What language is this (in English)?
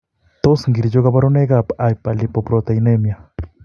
Kalenjin